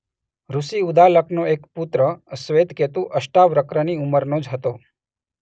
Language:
Gujarati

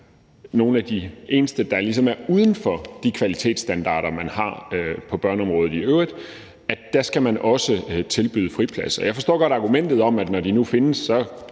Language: Danish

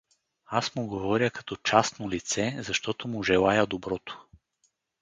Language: Bulgarian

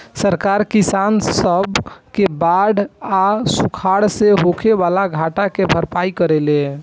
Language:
Bhojpuri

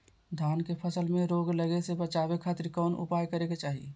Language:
Magahi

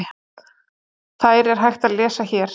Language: Icelandic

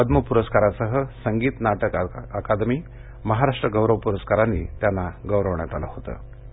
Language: Marathi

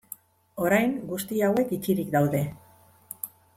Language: Basque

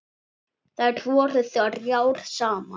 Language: Icelandic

